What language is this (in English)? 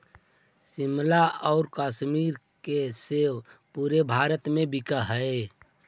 Magahi